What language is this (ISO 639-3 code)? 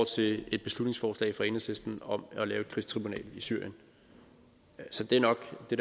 dan